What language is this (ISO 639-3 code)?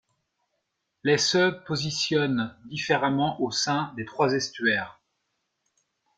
fra